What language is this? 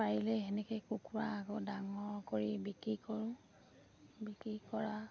Assamese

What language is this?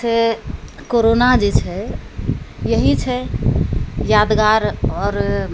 Maithili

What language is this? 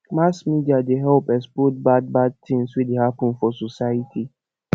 Nigerian Pidgin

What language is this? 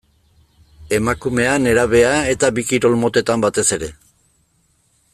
Basque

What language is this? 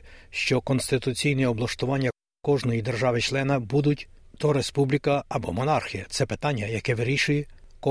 Ukrainian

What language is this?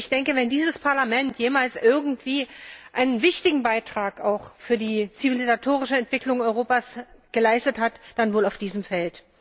German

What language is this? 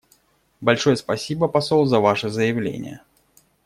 Russian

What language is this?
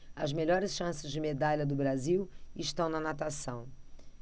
Portuguese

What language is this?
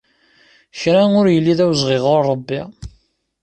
Kabyle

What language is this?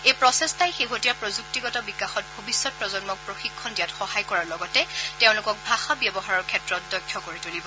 Assamese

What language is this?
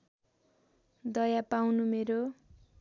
Nepali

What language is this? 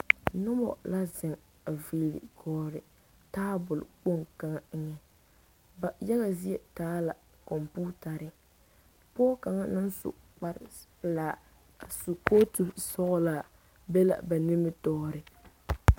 Southern Dagaare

